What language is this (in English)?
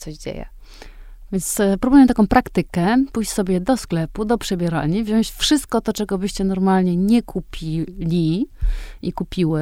Polish